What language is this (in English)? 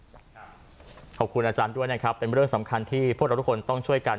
Thai